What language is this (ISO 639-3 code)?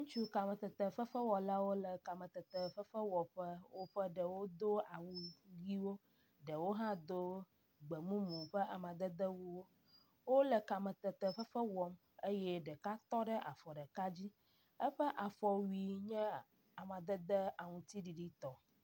ewe